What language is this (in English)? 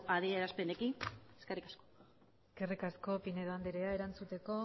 Basque